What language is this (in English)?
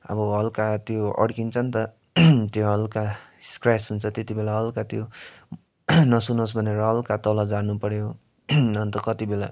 Nepali